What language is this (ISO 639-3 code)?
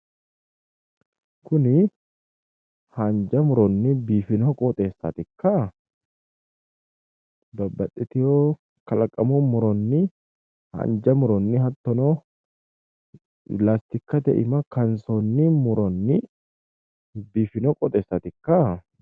sid